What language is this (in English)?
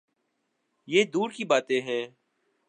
Urdu